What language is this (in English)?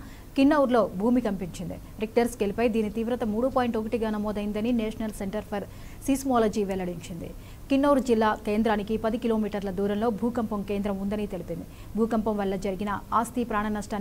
Romanian